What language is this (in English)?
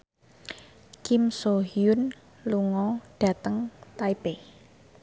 Javanese